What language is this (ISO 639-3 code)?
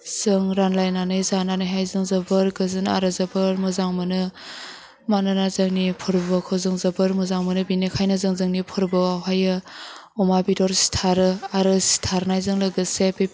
brx